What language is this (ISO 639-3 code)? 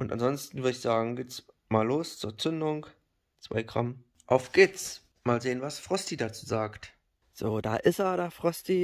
deu